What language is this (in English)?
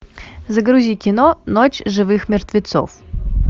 Russian